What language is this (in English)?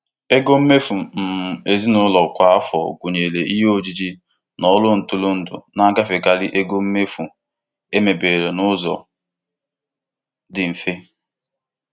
Igbo